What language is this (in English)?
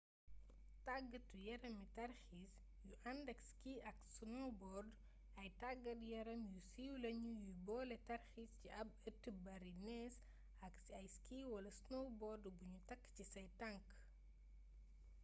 Wolof